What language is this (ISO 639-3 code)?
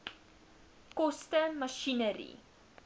afr